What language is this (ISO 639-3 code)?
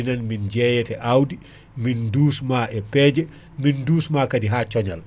ful